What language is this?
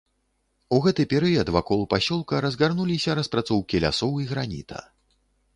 Belarusian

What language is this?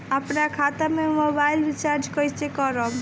Bhojpuri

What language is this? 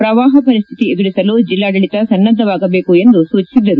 Kannada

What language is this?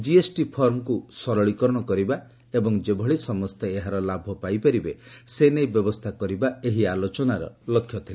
Odia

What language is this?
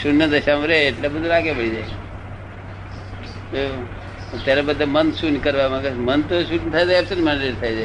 Gujarati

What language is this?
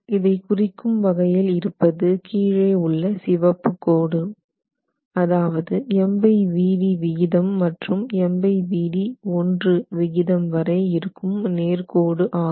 Tamil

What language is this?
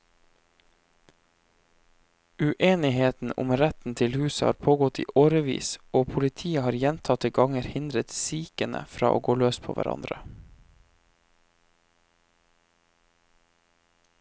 Norwegian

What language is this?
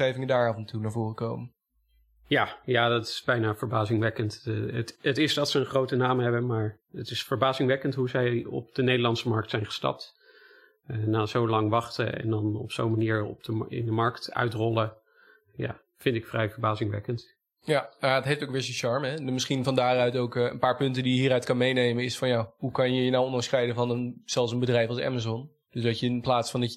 Dutch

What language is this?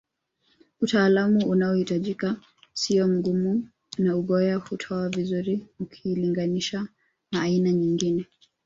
Swahili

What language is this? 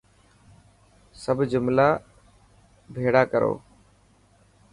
Dhatki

